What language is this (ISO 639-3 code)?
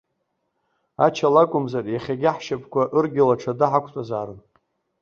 abk